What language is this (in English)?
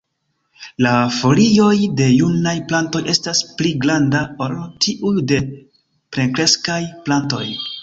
Esperanto